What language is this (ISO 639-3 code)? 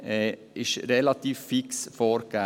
gsw